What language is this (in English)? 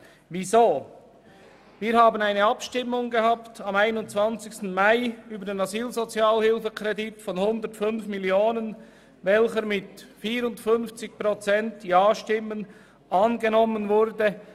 Swiss German